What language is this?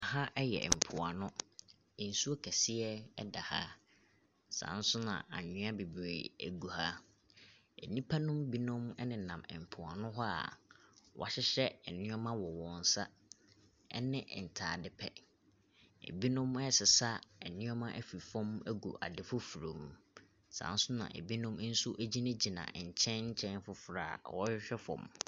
Akan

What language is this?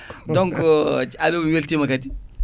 Fula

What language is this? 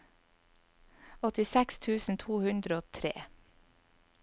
Norwegian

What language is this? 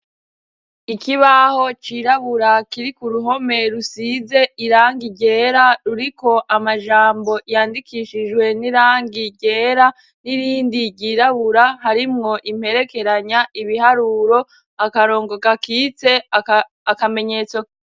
Rundi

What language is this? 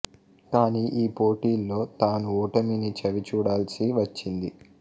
Telugu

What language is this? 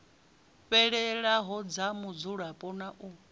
Venda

